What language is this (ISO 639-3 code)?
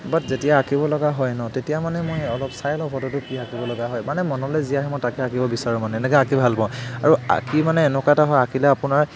asm